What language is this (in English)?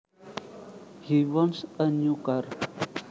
Javanese